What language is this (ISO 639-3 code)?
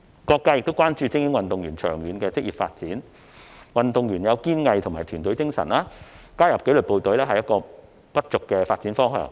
yue